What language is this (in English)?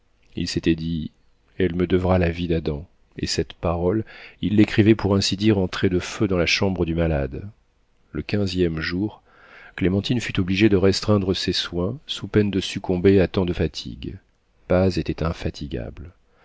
French